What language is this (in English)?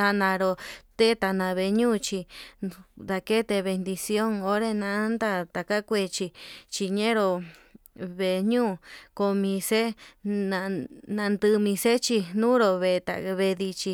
Yutanduchi Mixtec